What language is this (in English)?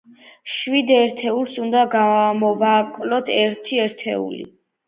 Georgian